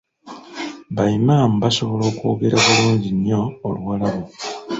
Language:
Ganda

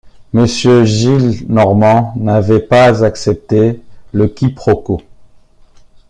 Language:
French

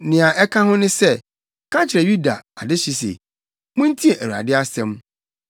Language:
Akan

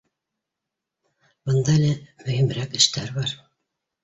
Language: Bashkir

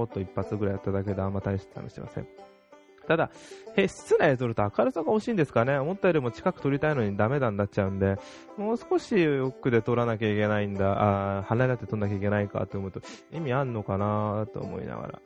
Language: Japanese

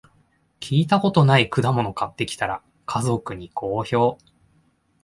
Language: Japanese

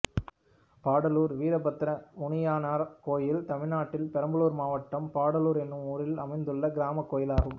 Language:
Tamil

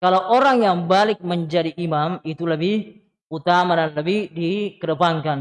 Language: Indonesian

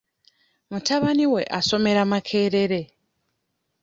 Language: Ganda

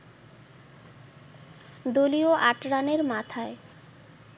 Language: Bangla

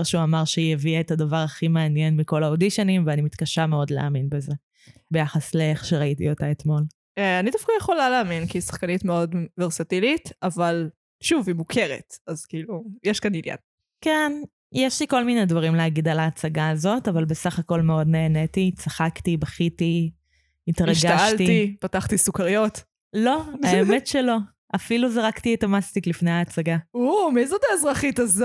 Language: Hebrew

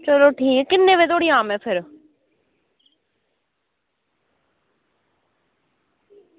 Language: Dogri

